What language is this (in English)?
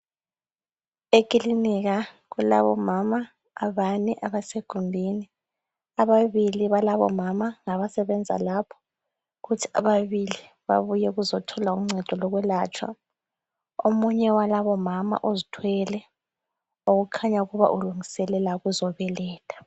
North Ndebele